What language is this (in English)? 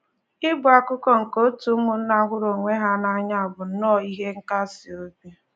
Igbo